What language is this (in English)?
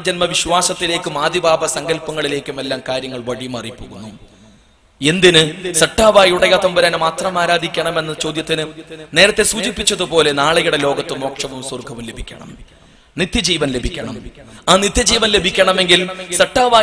Arabic